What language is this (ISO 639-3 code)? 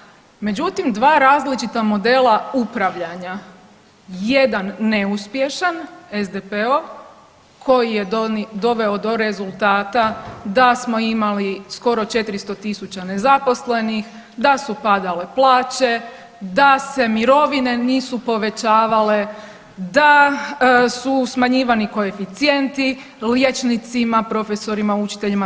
hrv